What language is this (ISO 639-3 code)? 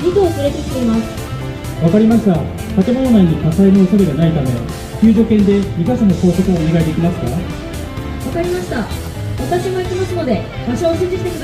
jpn